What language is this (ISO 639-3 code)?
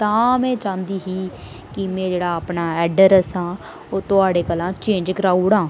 doi